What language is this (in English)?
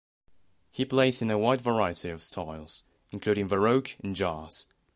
English